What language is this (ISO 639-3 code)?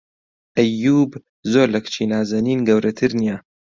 ckb